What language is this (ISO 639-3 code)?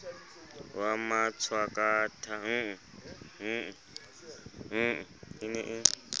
sot